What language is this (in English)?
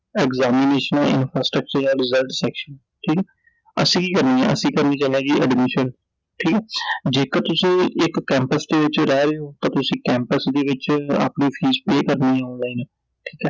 Punjabi